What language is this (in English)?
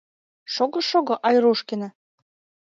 Mari